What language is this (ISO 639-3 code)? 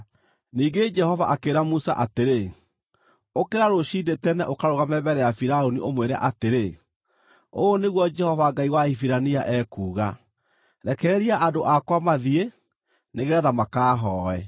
kik